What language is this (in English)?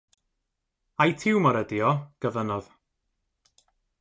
Welsh